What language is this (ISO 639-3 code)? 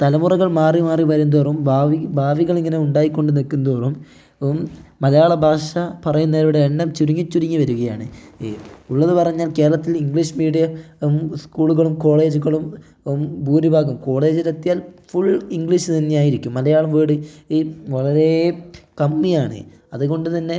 mal